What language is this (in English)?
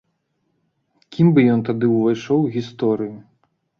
Belarusian